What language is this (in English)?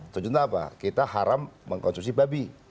Indonesian